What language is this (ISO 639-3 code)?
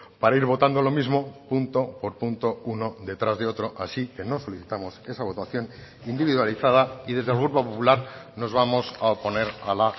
spa